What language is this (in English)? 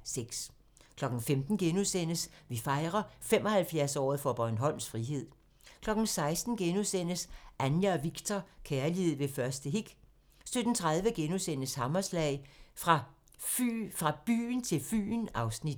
Danish